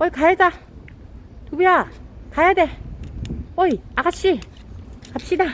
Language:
Korean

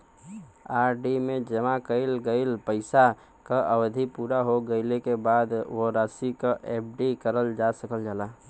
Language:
Bhojpuri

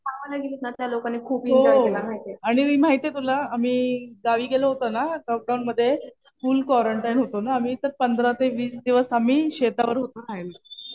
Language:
Marathi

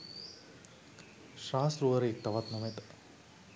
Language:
Sinhala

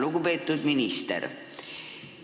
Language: Estonian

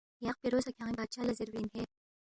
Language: Balti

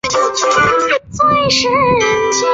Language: Chinese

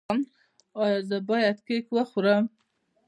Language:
Pashto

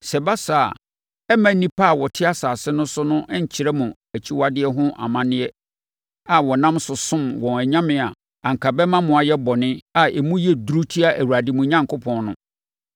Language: Akan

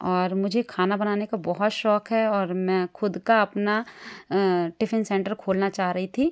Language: Hindi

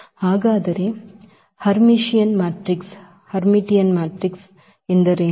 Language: Kannada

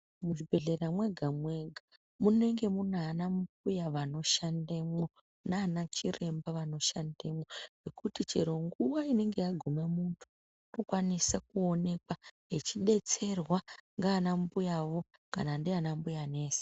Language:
Ndau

